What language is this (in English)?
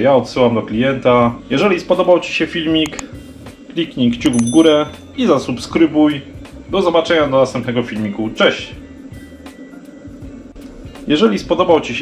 Polish